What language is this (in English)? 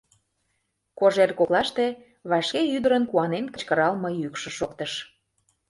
Mari